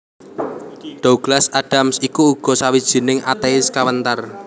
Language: Javanese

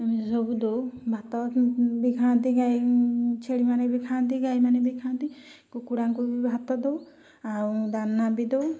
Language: Odia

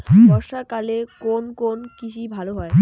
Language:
Bangla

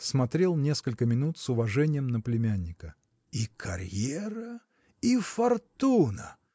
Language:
Russian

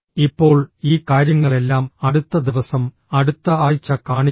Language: Malayalam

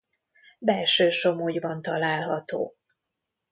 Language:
Hungarian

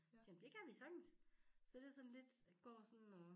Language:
Danish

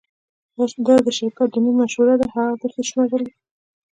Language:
Pashto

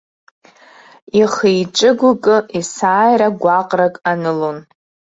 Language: Abkhazian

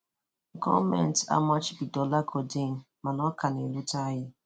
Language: Igbo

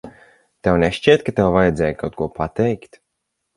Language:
Latvian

